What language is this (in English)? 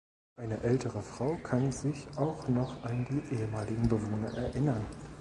German